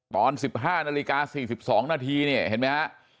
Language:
Thai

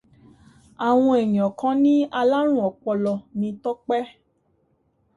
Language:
Yoruba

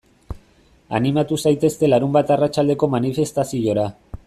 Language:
Basque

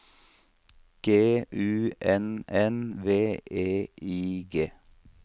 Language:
Norwegian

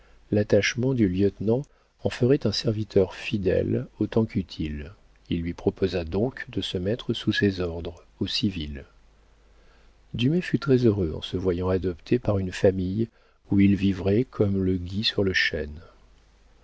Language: French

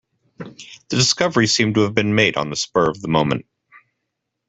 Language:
English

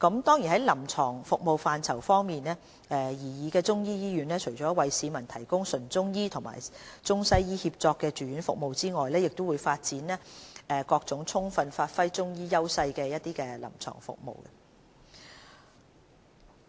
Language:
Cantonese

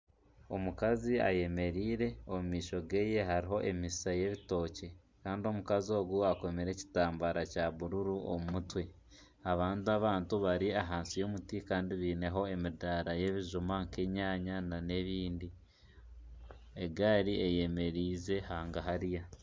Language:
Nyankole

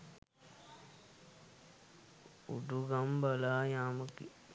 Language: Sinhala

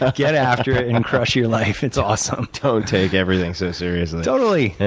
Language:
English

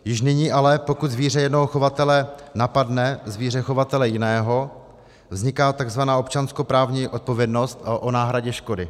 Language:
Czech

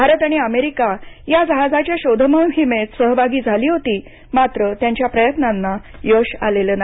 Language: Marathi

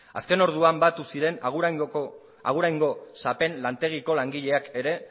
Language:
Basque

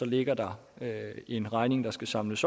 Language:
Danish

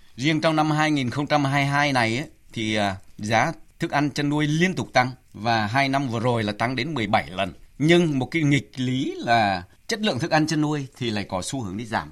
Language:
Vietnamese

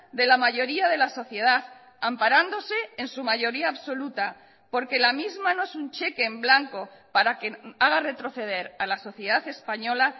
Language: Spanish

